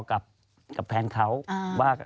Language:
Thai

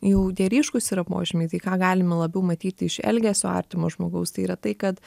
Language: Lithuanian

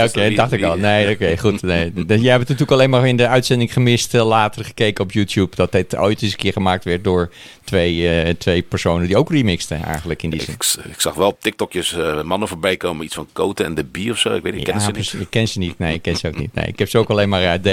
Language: Dutch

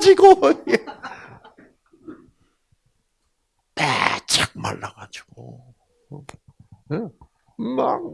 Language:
Korean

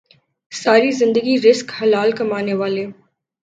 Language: Urdu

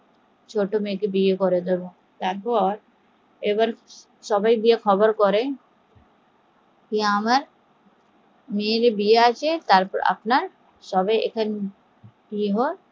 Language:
Bangla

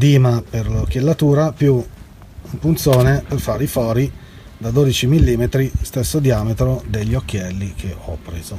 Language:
Italian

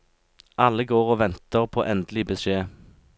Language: Norwegian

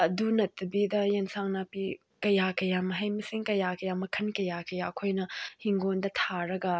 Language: Manipuri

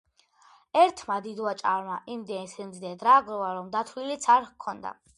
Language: Georgian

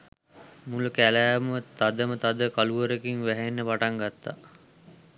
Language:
Sinhala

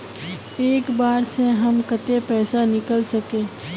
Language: Magahi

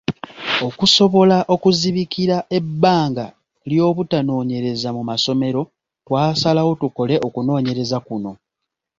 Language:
Ganda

